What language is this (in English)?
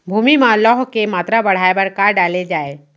Chhattisgarhi